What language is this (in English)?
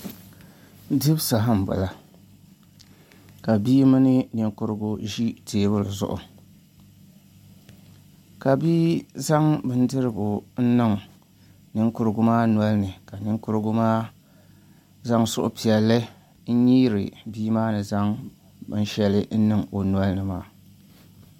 Dagbani